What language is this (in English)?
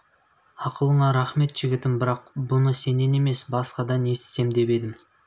Kazakh